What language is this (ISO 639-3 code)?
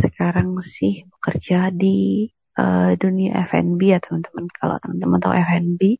ind